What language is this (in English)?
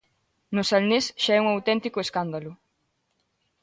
Galician